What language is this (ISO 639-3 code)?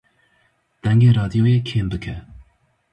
kur